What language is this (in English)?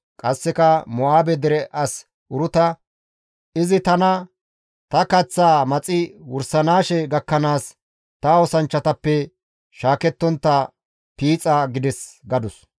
Gamo